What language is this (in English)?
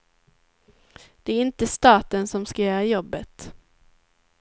Swedish